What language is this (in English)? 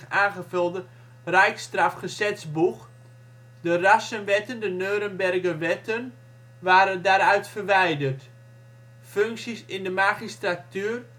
Dutch